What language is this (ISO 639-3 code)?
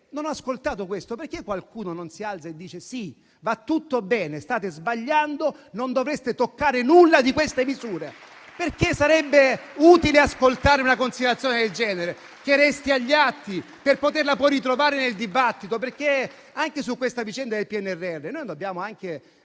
ita